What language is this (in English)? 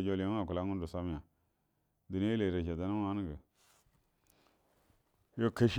Buduma